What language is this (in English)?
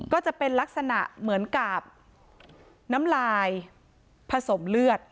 Thai